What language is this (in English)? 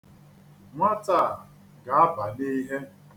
Igbo